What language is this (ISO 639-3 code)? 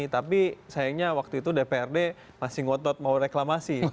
ind